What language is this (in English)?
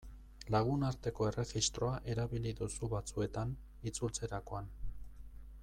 Basque